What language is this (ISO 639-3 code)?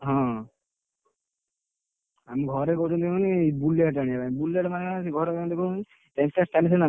ori